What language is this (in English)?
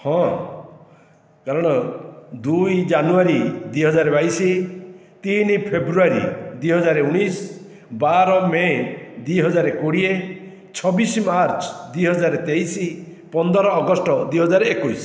Odia